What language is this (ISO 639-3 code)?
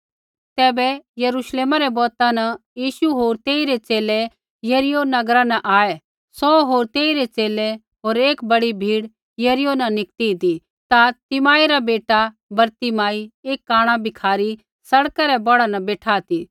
kfx